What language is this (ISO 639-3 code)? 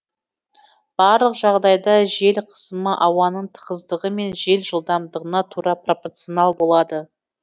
kaz